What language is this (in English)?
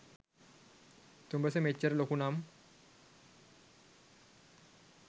Sinhala